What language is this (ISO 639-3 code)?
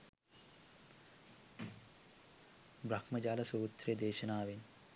sin